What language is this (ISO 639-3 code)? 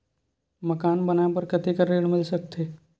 hne